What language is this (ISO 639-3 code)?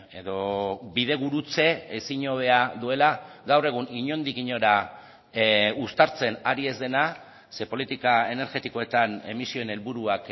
eus